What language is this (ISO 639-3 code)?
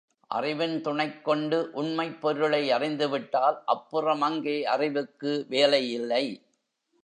tam